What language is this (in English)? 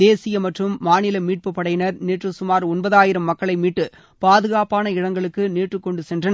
Tamil